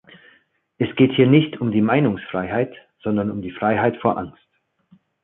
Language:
German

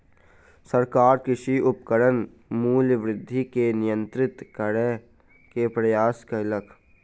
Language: Maithili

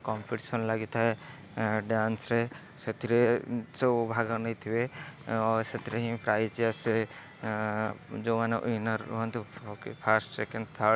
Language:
Odia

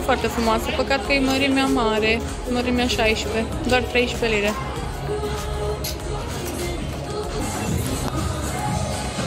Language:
Romanian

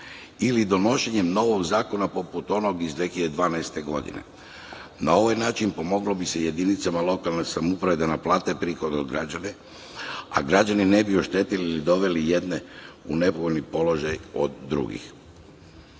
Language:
Serbian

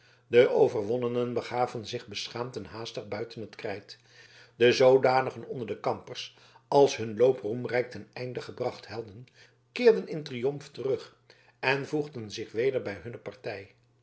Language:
Dutch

